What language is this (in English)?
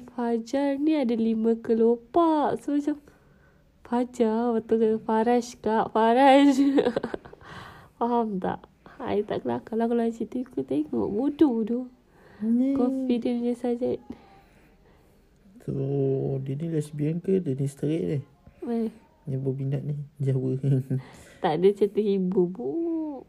Malay